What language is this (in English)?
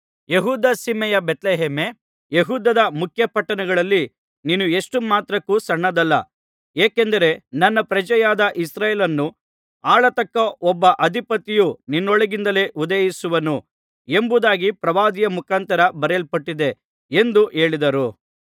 Kannada